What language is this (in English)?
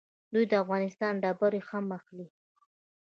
Pashto